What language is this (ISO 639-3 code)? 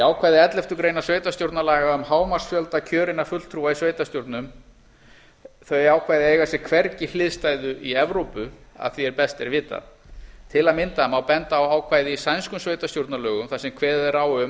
isl